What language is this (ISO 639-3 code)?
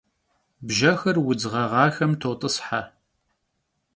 kbd